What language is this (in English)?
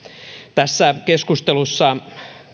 Finnish